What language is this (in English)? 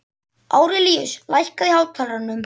Icelandic